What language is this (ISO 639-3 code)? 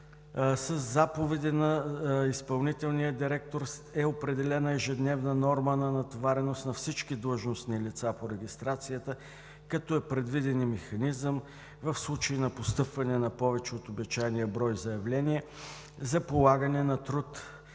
bul